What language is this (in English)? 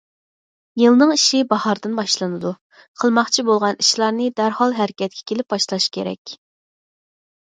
Uyghur